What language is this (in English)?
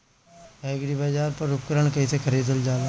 Bhojpuri